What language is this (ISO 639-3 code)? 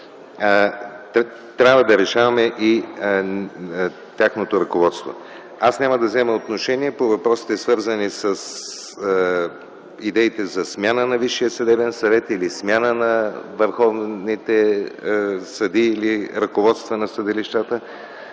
bul